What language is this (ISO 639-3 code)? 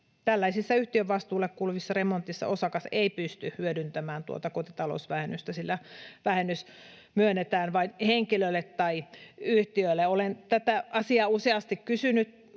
fin